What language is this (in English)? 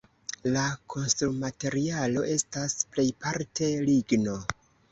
Esperanto